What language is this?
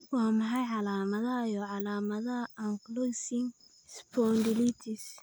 Somali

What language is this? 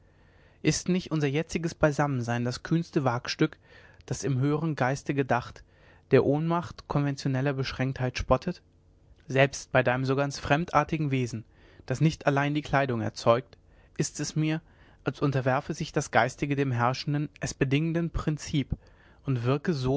German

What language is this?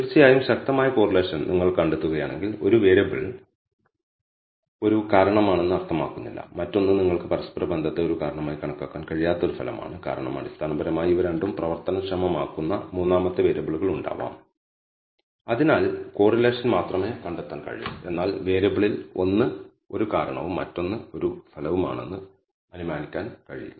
Malayalam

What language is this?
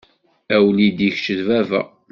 Kabyle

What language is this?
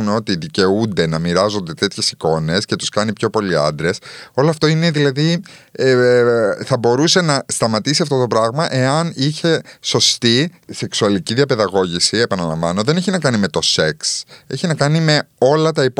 Greek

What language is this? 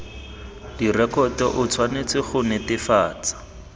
Tswana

